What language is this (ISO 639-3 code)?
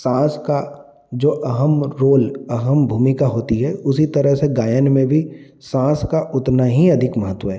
hin